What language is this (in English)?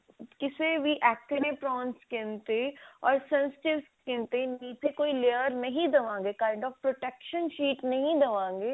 Punjabi